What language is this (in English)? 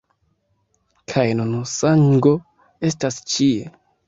Esperanto